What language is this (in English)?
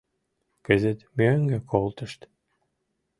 Mari